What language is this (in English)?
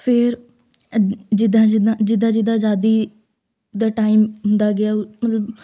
Punjabi